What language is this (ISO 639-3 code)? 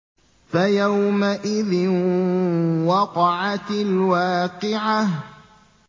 ara